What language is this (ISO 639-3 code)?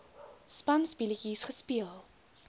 afr